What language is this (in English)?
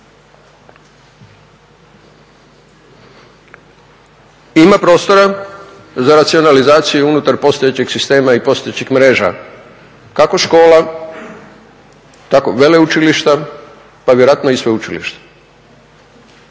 Croatian